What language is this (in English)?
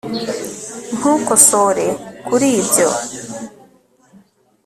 Kinyarwanda